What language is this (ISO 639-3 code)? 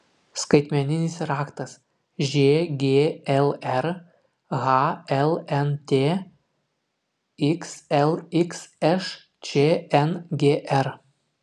lit